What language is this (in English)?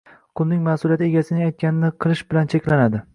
Uzbek